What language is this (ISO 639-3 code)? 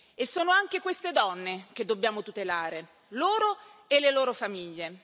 ita